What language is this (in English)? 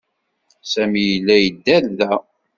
Kabyle